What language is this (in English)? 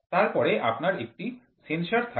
Bangla